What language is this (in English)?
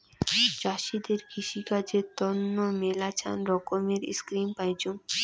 Bangla